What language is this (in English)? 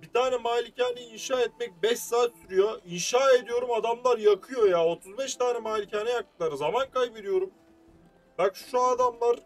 Turkish